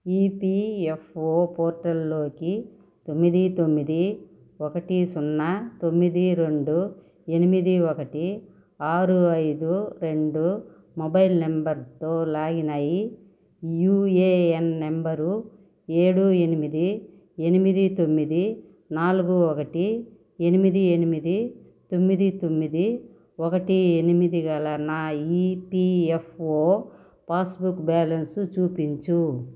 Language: Telugu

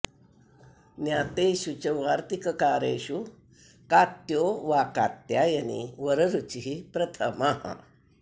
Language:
Sanskrit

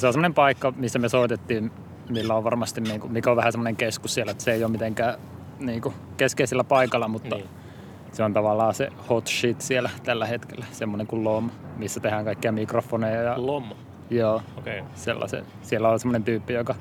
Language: Finnish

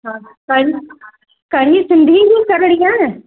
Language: Sindhi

